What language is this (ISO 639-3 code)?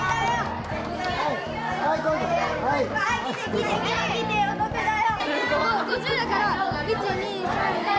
jpn